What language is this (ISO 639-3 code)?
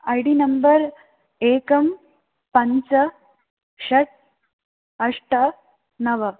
san